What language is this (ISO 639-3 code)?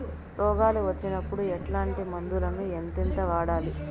tel